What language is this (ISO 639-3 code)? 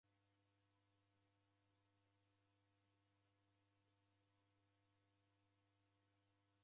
dav